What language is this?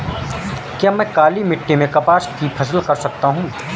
Hindi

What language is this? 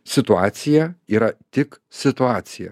Lithuanian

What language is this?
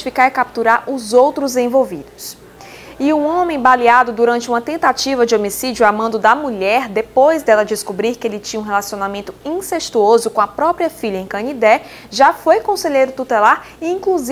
Portuguese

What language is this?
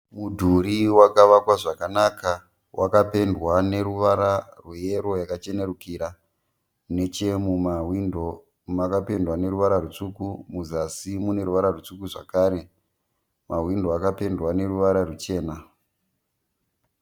Shona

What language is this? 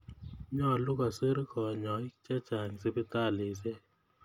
Kalenjin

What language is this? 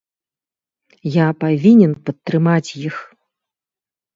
Belarusian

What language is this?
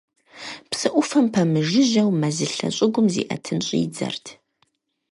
Kabardian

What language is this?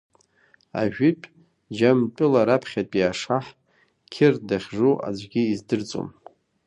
Abkhazian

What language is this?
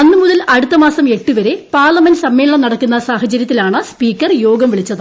Malayalam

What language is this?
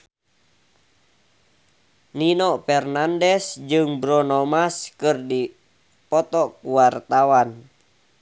Sundanese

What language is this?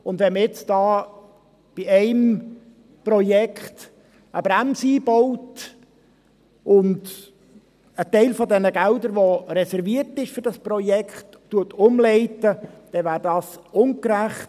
Swiss German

